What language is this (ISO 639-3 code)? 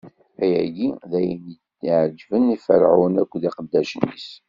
kab